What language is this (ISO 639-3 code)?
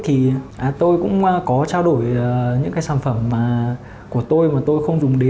vie